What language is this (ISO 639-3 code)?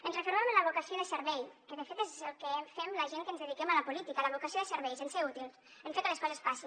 cat